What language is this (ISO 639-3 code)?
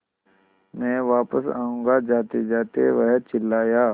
hin